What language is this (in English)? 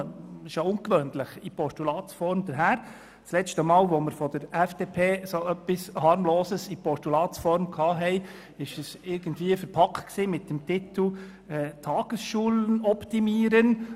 Swiss German